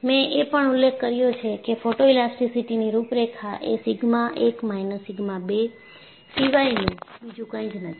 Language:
Gujarati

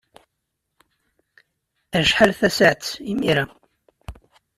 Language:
Kabyle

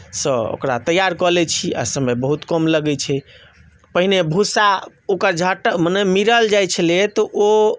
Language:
Maithili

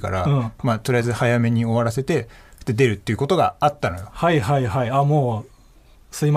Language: Japanese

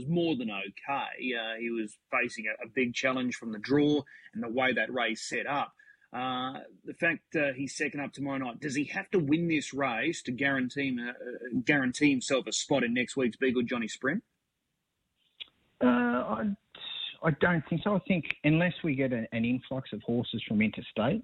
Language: English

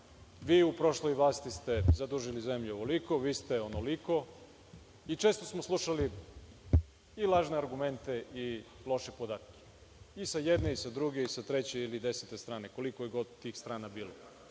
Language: Serbian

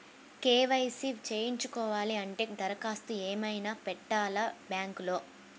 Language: Telugu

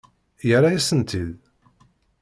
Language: Kabyle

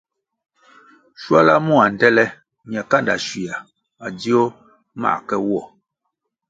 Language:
Kwasio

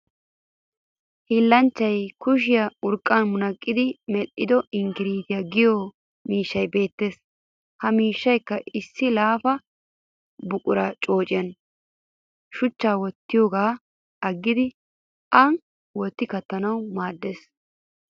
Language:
Wolaytta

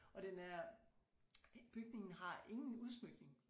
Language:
Danish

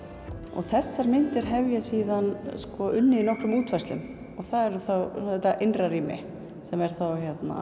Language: Icelandic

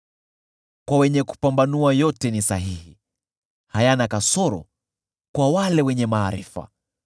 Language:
Swahili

